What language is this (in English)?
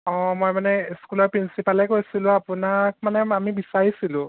Assamese